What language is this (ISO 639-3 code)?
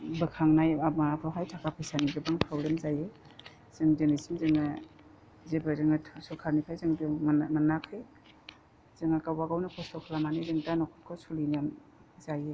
brx